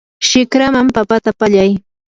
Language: Yanahuanca Pasco Quechua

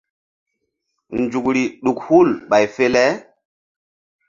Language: Mbum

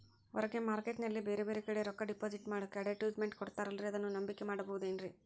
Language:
Kannada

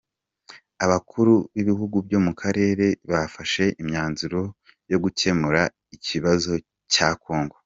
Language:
Kinyarwanda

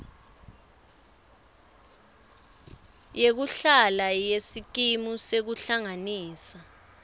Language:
Swati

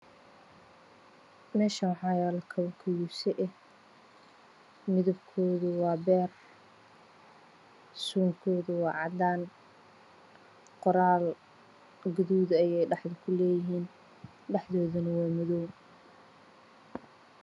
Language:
Somali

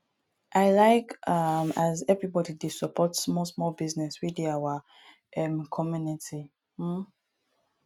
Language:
Nigerian Pidgin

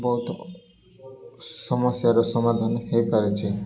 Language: Odia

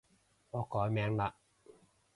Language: Cantonese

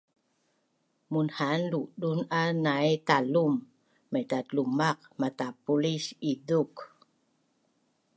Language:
Bunun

